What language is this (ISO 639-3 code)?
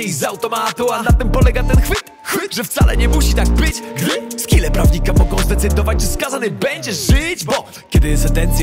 pol